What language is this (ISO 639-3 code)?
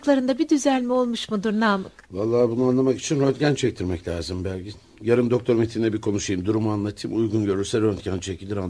tur